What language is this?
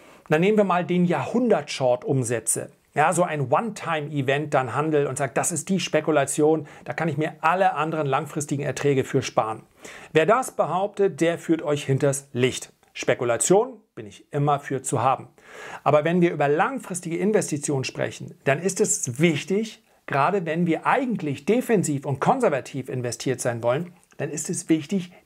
German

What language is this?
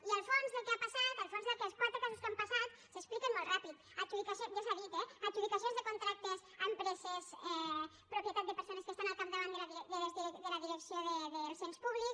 Catalan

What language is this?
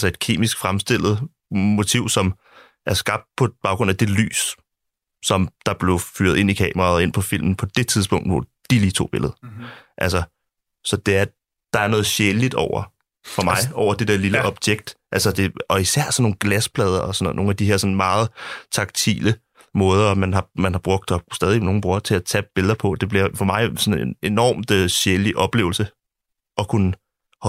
Danish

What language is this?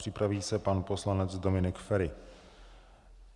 Czech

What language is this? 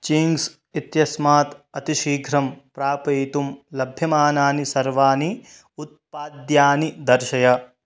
Sanskrit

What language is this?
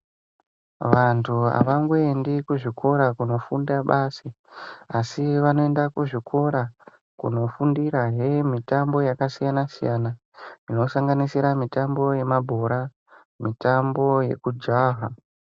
Ndau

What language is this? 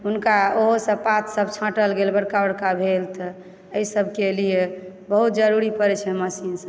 Maithili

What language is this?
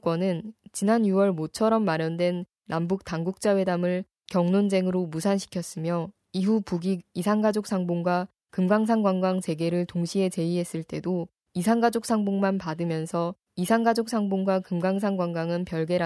Korean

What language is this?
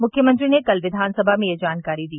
Hindi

